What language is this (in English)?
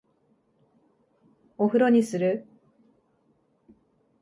Japanese